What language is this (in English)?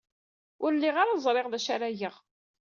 Kabyle